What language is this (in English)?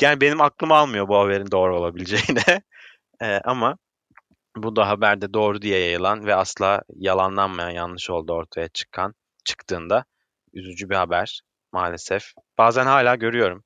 Turkish